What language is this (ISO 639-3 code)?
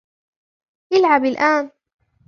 ara